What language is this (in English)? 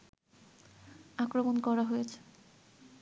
Bangla